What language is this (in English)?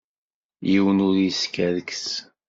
Kabyle